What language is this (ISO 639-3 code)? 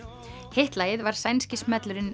isl